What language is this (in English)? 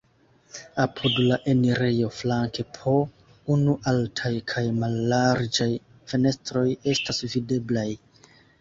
Esperanto